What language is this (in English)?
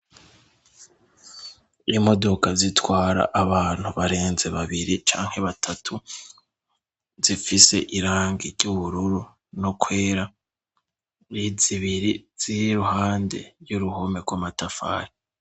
Rundi